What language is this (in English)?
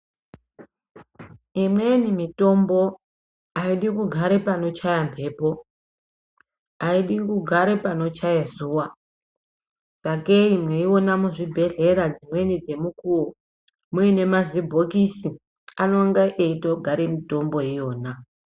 Ndau